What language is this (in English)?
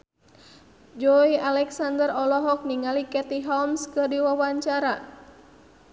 Sundanese